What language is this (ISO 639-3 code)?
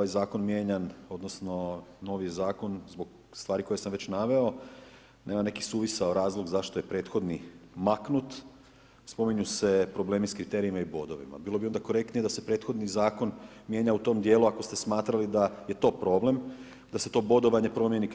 hrv